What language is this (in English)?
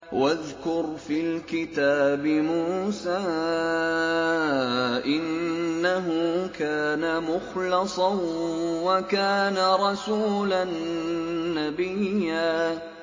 Arabic